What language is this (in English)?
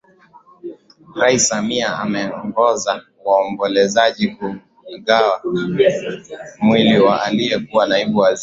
Swahili